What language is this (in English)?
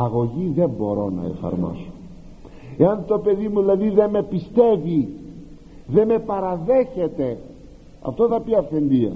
Greek